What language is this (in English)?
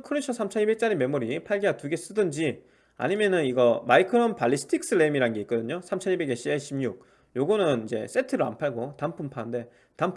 Korean